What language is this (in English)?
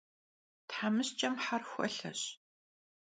Kabardian